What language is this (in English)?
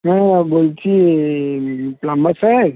Bangla